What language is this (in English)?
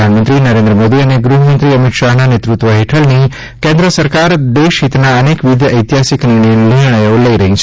Gujarati